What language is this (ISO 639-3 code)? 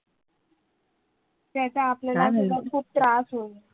mar